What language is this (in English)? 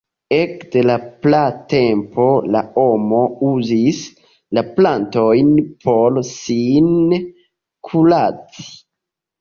Esperanto